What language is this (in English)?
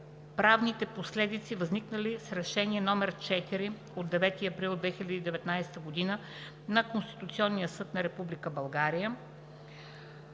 Bulgarian